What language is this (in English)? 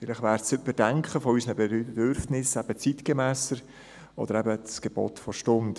Swiss German